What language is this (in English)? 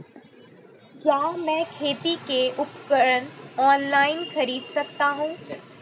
Hindi